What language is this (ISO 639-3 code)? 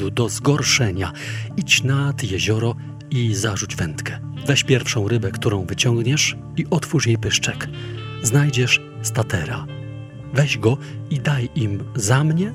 pol